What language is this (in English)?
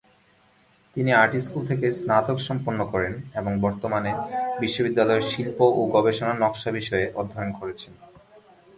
Bangla